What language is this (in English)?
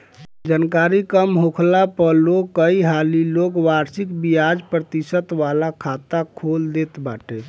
Bhojpuri